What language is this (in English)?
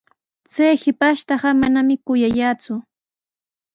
Sihuas Ancash Quechua